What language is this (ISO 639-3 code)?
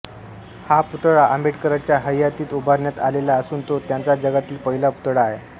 mar